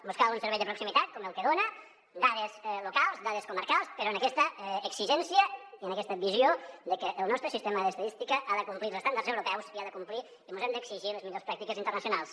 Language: Catalan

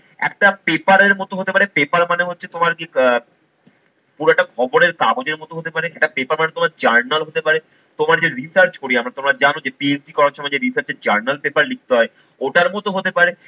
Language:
Bangla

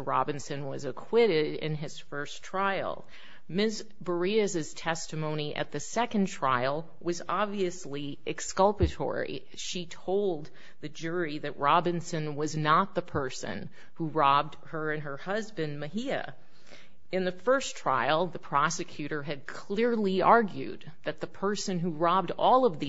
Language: English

